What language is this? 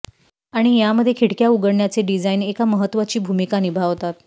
Marathi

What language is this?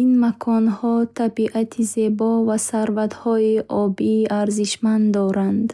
Bukharic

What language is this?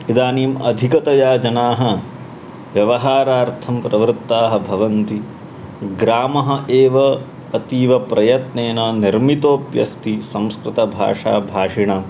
Sanskrit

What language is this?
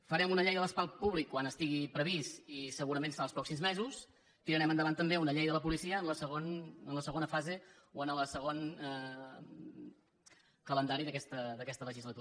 Catalan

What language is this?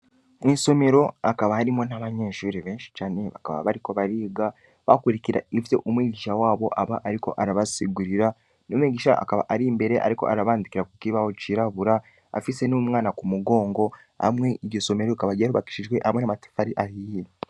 Rundi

